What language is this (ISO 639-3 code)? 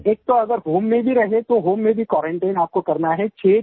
hin